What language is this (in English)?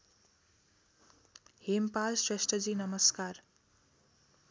Nepali